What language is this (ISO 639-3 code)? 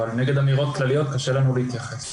heb